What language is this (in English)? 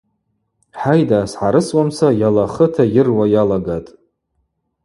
Abaza